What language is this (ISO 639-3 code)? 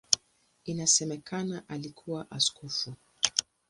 swa